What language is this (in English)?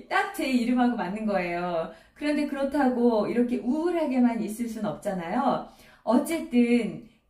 Korean